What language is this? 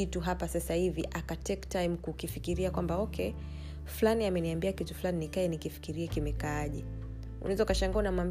Swahili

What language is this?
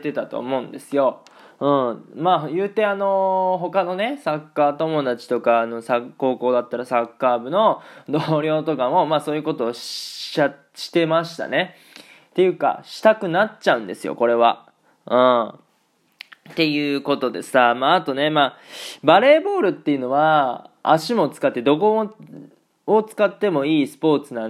Japanese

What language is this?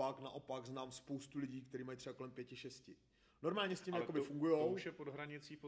Czech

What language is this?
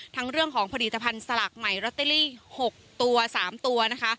Thai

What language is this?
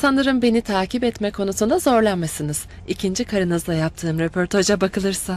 Turkish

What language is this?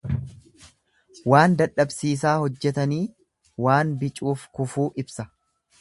Oromo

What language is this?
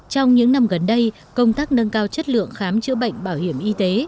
Vietnamese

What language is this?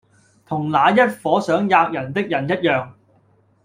Cantonese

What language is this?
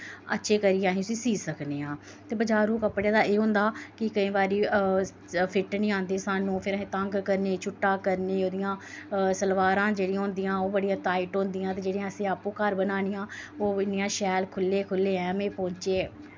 Dogri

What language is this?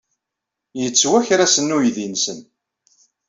Kabyle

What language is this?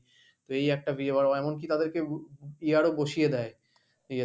Bangla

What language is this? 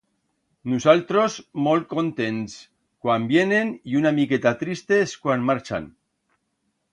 Aragonese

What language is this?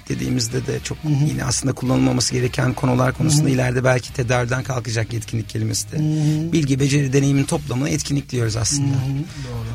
Turkish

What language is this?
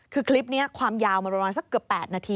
Thai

